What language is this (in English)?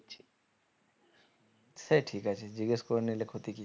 Bangla